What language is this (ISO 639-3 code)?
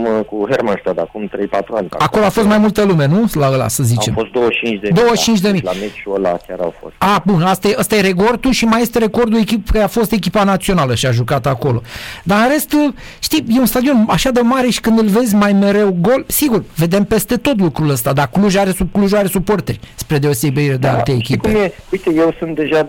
ron